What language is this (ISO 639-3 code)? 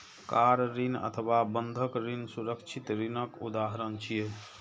mai